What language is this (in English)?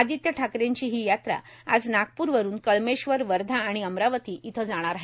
Marathi